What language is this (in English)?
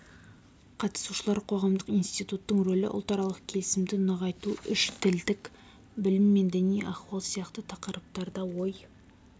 Kazakh